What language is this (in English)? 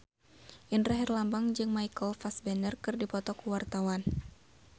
Sundanese